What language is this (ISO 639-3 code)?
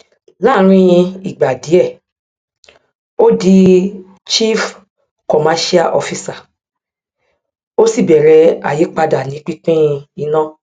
yor